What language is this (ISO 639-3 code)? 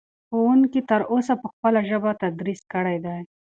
pus